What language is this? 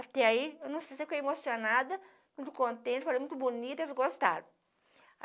Portuguese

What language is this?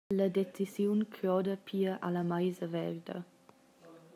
Romansh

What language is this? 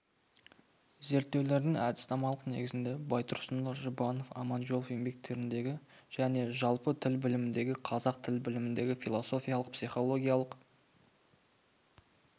Kazakh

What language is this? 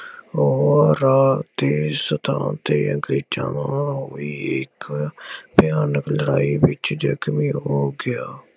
Punjabi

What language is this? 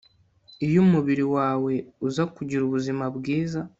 Kinyarwanda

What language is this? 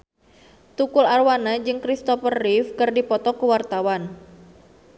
Sundanese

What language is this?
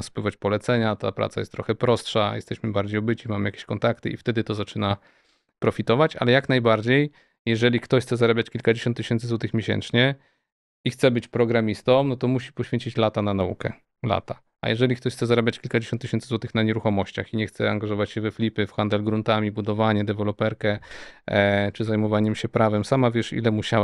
Polish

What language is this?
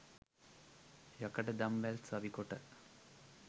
Sinhala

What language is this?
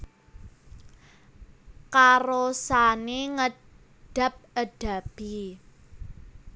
Javanese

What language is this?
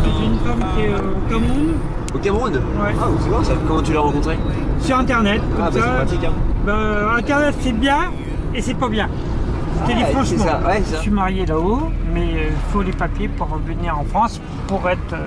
French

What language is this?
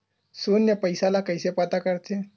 Chhattisgarhi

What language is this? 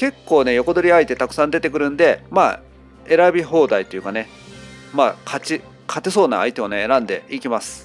Japanese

